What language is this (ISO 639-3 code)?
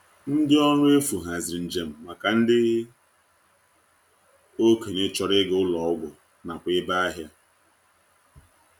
ibo